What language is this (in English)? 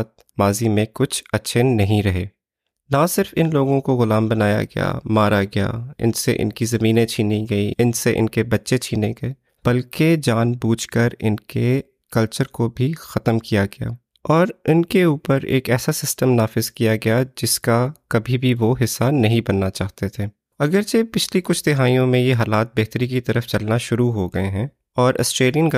Urdu